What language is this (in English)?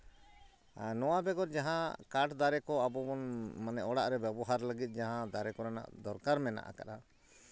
Santali